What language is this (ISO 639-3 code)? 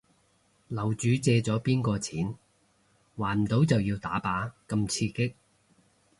yue